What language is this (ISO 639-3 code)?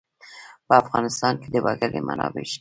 pus